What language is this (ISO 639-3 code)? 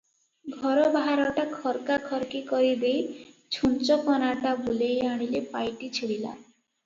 ori